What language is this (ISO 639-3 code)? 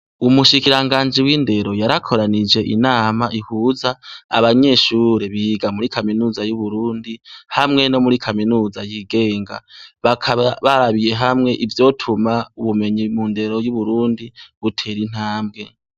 run